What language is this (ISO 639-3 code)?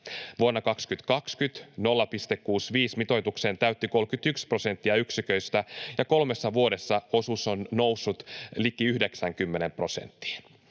fin